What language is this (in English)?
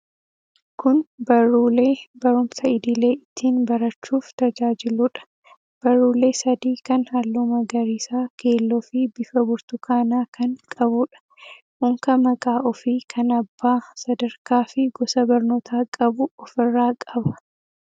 Oromo